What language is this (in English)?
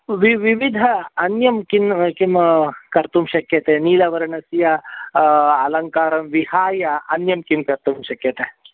Sanskrit